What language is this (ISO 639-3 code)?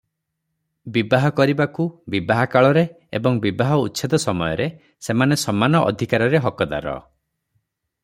ori